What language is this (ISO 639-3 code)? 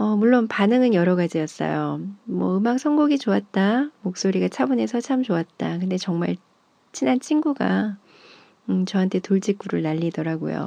kor